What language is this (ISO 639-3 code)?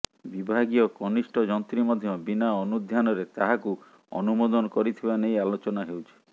ori